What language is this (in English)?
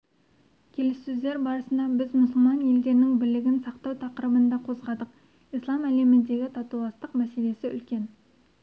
Kazakh